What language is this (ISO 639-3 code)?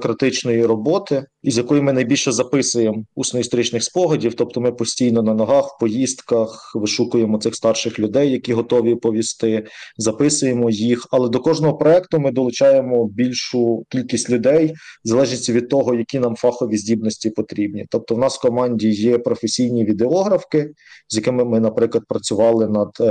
ukr